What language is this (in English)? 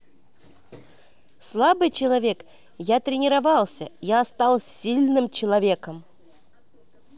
Russian